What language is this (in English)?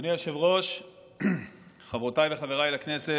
Hebrew